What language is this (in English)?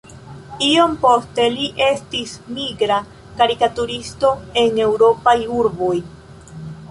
Esperanto